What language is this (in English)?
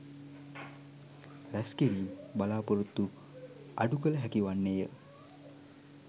Sinhala